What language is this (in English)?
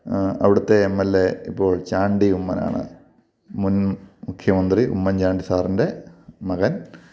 Malayalam